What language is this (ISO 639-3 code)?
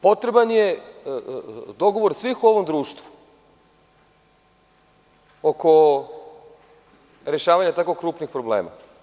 srp